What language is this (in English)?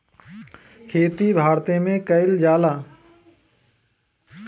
Bhojpuri